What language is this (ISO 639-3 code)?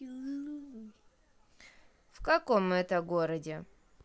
rus